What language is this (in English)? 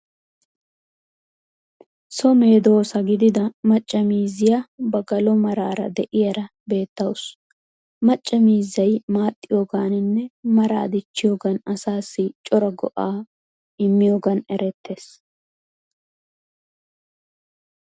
Wolaytta